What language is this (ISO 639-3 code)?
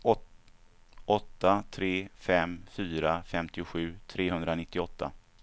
swe